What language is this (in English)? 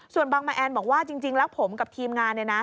Thai